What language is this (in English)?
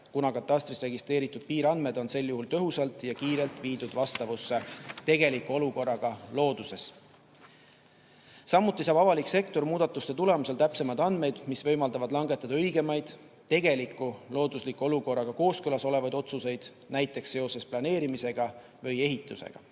Estonian